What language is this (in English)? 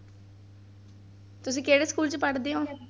Punjabi